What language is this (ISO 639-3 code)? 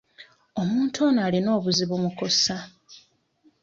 lug